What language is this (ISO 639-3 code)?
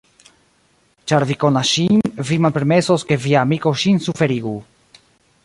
epo